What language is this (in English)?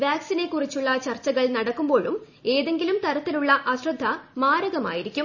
Malayalam